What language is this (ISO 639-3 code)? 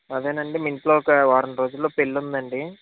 tel